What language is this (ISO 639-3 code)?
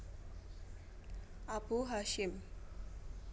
jav